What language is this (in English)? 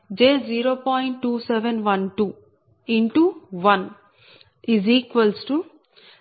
Telugu